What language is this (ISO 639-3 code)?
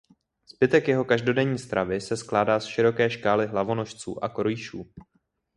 ces